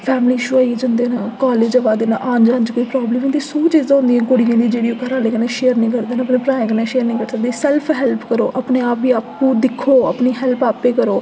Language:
Dogri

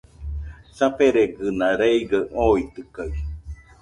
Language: Nüpode Huitoto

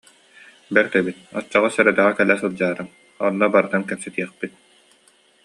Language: Yakut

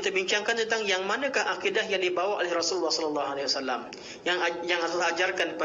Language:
Malay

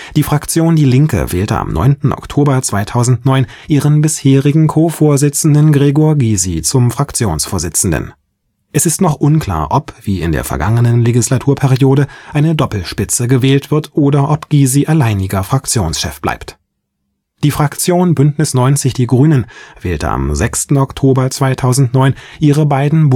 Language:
German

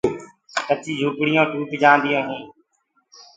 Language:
Gurgula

